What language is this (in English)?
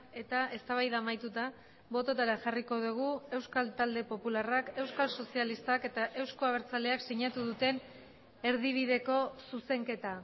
Basque